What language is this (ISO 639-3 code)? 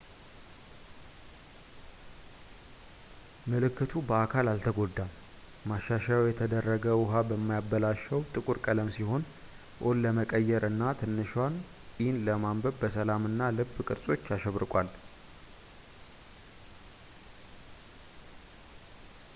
amh